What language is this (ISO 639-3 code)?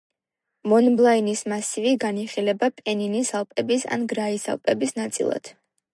kat